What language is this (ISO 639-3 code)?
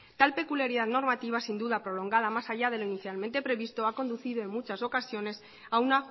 spa